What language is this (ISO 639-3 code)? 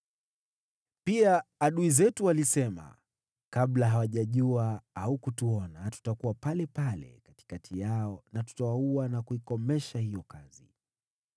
swa